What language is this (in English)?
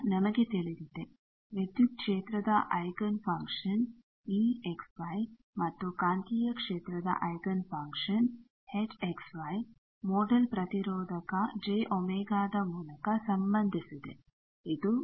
Kannada